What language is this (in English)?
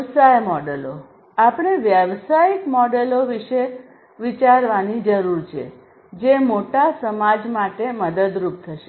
Gujarati